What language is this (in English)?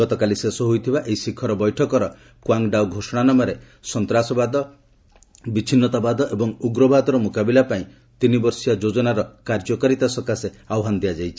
Odia